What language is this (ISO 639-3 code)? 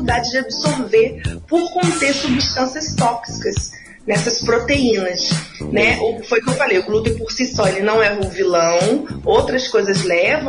por